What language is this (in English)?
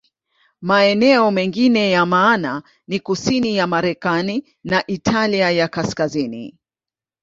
Swahili